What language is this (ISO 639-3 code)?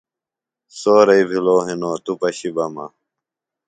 phl